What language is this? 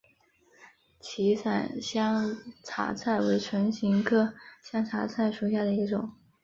Chinese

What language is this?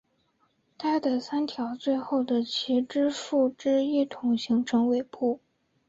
Chinese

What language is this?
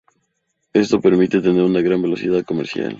Spanish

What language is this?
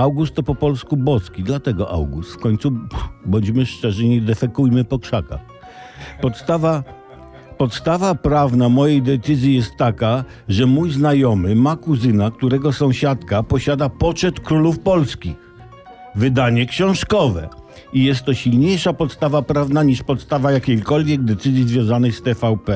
Polish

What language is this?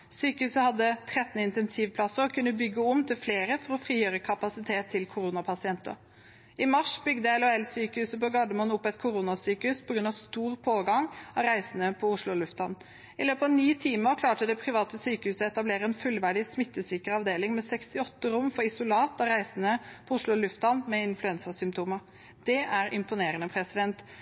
Norwegian Bokmål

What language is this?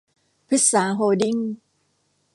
Thai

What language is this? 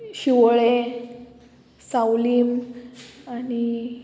Konkani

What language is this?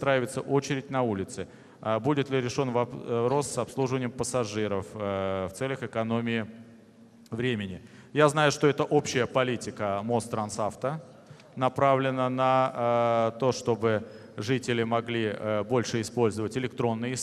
Russian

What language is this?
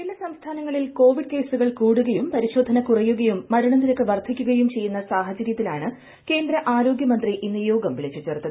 Malayalam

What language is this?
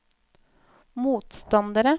Norwegian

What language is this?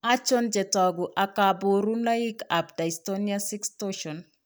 Kalenjin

